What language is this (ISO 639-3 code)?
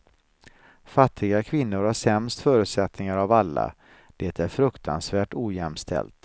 swe